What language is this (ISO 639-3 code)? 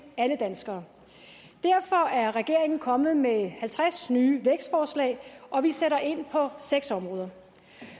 dan